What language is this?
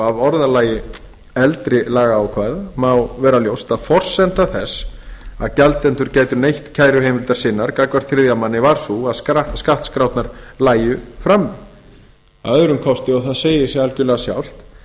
Icelandic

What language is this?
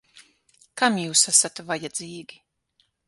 Latvian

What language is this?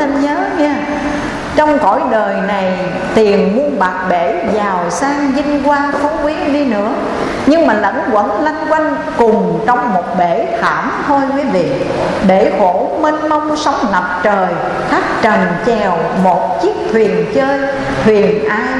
Vietnamese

